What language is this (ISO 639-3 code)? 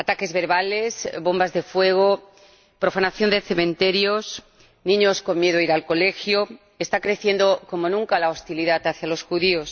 spa